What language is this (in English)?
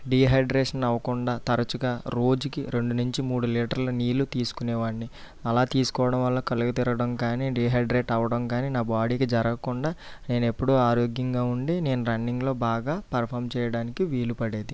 Telugu